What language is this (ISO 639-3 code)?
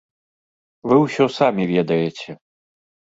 bel